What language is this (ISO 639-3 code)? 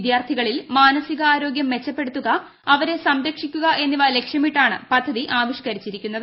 mal